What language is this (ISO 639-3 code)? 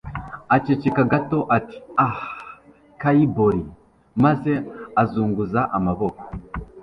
kin